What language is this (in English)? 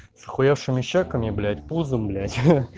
Russian